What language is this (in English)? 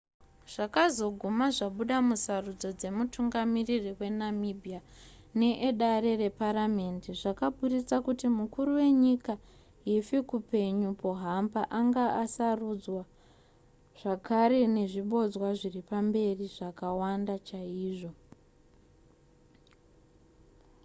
Shona